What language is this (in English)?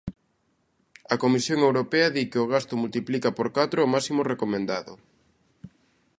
Galician